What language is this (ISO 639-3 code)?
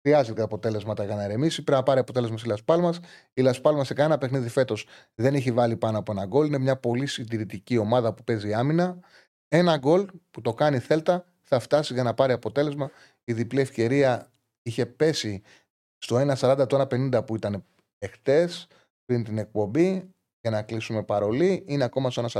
ell